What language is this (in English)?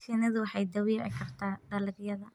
Somali